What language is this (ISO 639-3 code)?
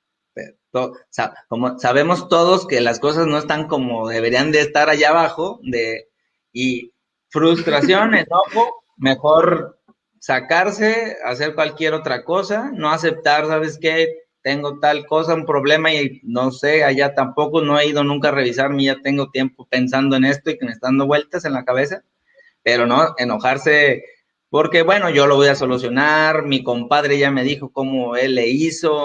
spa